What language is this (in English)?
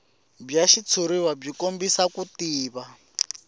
Tsonga